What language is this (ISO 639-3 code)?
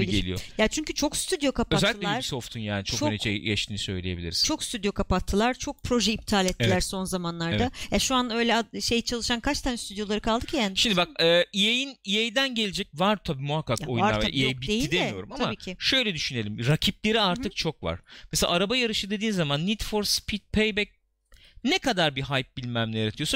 tur